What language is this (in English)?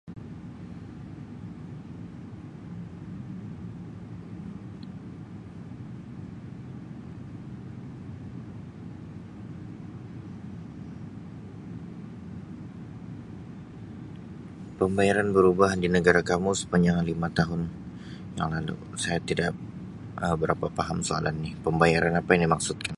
Sabah Malay